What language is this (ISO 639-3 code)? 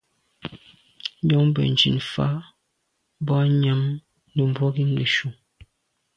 byv